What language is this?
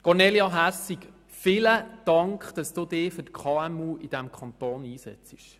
Swiss German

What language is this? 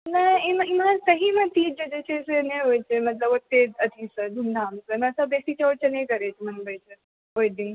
Maithili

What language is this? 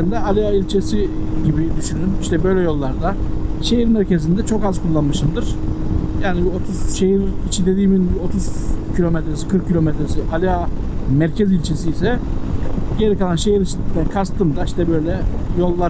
Turkish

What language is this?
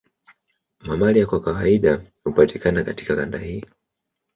Swahili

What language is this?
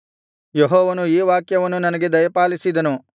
Kannada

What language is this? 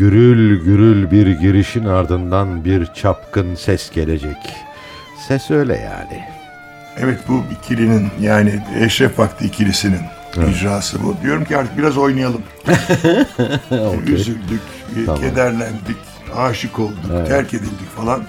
Turkish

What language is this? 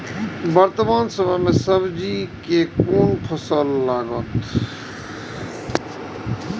Maithili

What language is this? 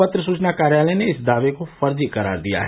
Hindi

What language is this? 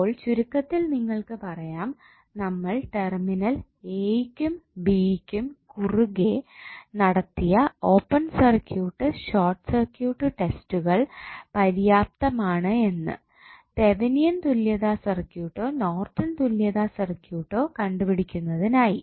Malayalam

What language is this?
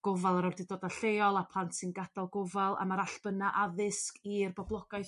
Welsh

